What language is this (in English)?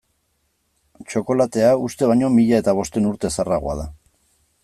Basque